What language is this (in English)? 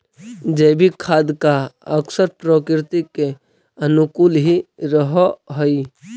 Magahi